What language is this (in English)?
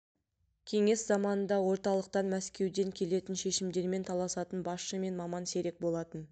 Kazakh